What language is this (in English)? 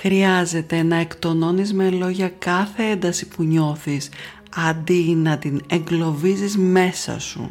Greek